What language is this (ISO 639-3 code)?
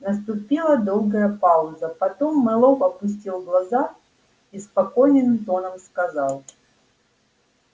rus